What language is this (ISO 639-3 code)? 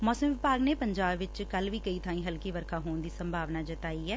pan